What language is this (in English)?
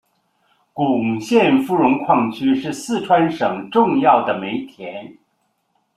Chinese